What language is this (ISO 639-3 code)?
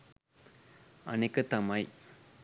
sin